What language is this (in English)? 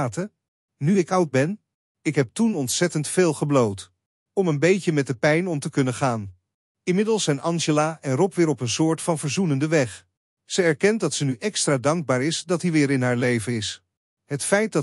Dutch